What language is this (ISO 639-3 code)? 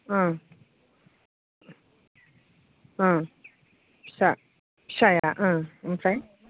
brx